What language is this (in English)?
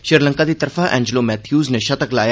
Dogri